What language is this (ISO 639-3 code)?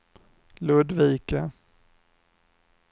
swe